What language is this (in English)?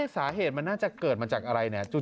Thai